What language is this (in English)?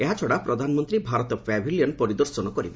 Odia